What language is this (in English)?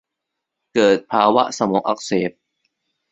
Thai